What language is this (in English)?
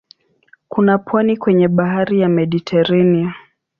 Swahili